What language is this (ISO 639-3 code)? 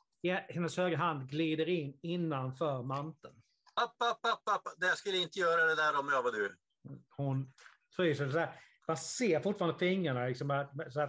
swe